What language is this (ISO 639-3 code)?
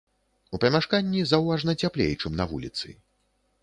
bel